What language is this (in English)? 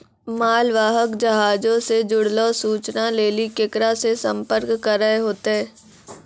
Maithili